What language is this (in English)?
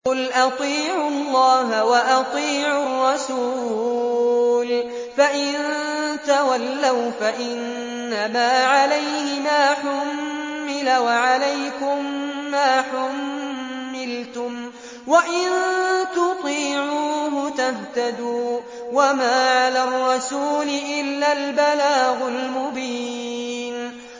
Arabic